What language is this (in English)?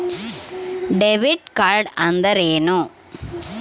Kannada